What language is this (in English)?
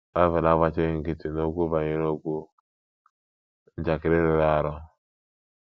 Igbo